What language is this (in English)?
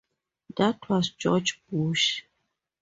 English